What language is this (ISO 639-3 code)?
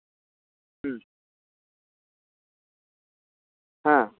sat